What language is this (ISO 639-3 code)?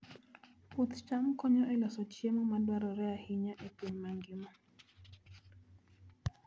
luo